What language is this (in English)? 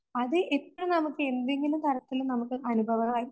Malayalam